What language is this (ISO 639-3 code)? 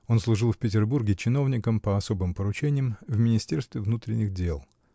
rus